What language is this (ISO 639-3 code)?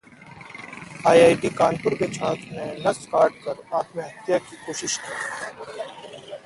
hin